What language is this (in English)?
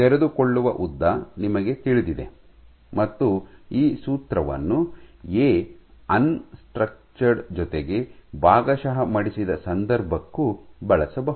Kannada